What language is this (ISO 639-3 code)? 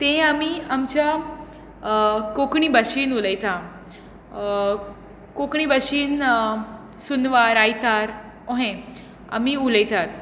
kok